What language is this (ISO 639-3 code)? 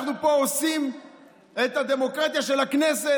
heb